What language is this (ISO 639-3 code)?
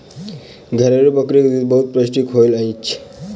mai